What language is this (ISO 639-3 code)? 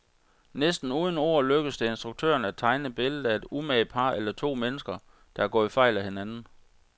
dan